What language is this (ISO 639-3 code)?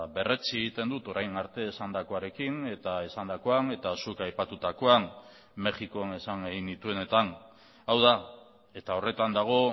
eus